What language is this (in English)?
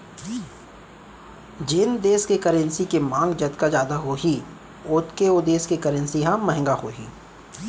Chhattisgarhi